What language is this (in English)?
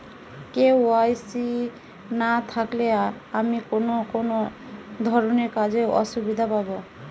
Bangla